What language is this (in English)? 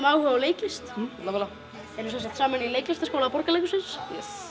Icelandic